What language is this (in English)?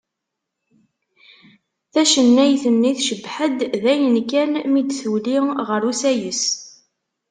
Kabyle